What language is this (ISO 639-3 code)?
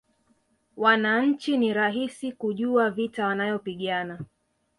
swa